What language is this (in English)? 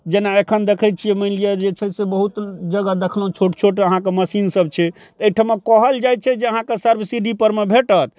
Maithili